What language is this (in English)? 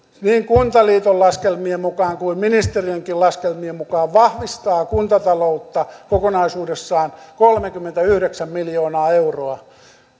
Finnish